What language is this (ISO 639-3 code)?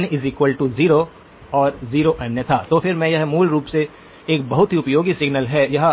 hin